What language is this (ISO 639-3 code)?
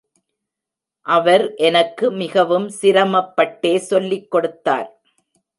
tam